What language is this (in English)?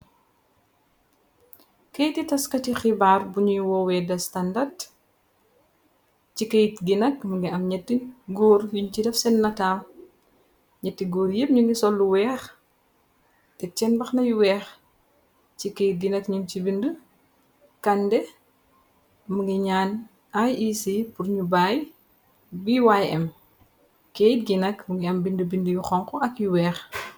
Wolof